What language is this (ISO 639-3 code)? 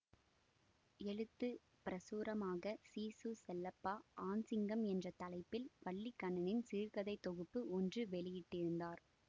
tam